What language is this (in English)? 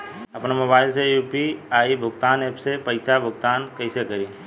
Bhojpuri